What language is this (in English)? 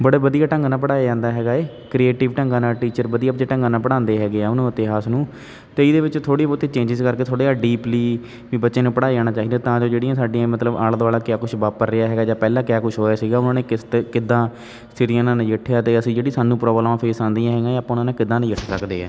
Punjabi